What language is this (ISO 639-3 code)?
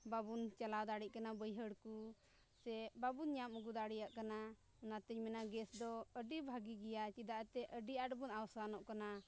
sat